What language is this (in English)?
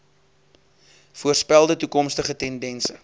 Afrikaans